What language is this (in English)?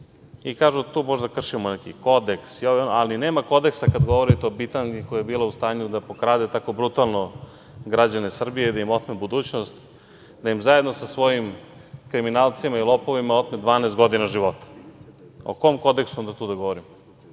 Serbian